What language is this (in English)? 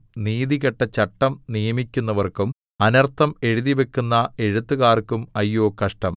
Malayalam